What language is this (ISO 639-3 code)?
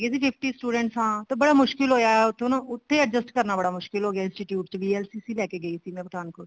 pan